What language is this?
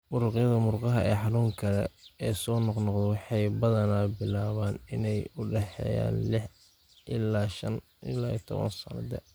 Somali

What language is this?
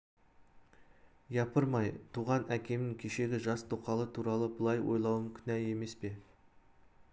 Kazakh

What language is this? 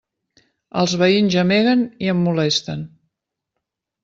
Catalan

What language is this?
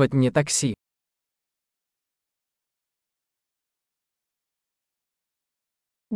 Greek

